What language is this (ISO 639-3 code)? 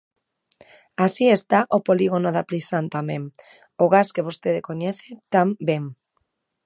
glg